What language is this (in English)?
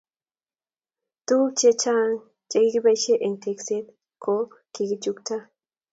Kalenjin